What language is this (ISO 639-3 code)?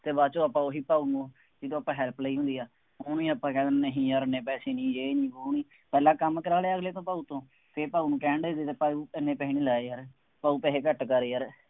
pan